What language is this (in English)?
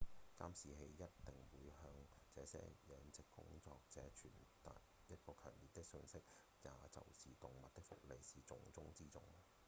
Cantonese